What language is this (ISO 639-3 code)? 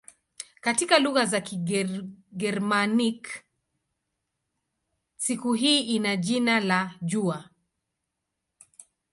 swa